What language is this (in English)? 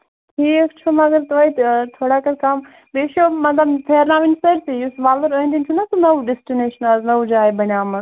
Kashmiri